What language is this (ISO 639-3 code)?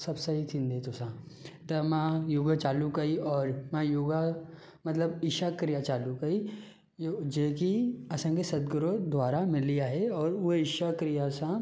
snd